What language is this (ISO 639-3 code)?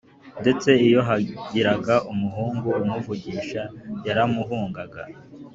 kin